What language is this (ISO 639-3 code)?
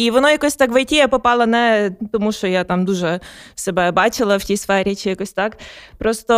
ukr